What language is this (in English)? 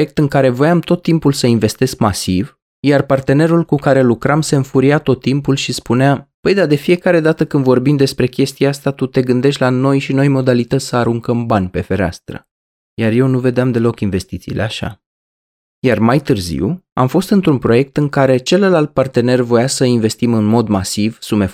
Romanian